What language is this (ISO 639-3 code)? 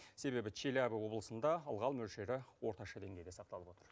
kaz